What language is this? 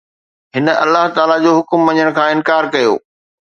Sindhi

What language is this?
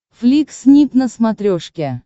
Russian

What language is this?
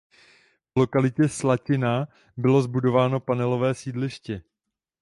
Czech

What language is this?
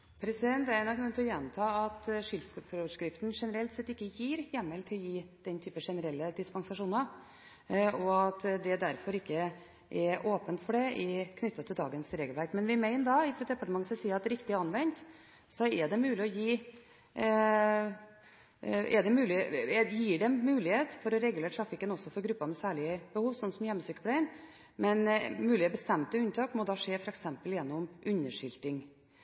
Norwegian Bokmål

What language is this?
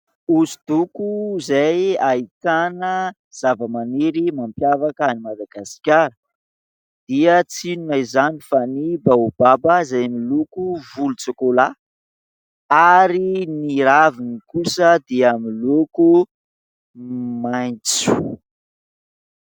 Malagasy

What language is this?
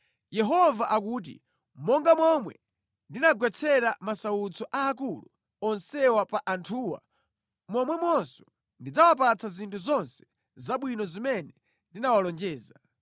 Nyanja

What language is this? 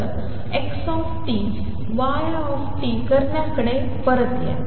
Marathi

